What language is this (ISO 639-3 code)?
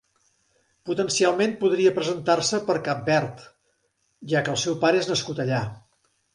cat